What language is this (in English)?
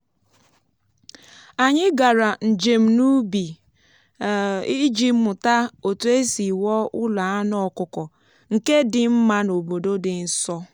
Igbo